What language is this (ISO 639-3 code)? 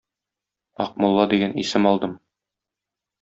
tat